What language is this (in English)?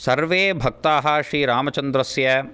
Sanskrit